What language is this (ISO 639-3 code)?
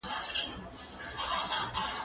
pus